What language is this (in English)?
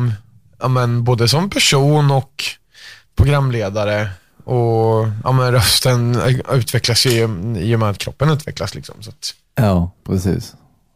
Swedish